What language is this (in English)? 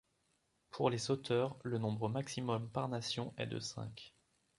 French